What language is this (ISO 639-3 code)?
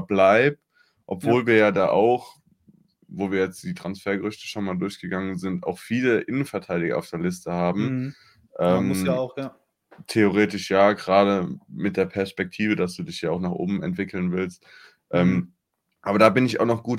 deu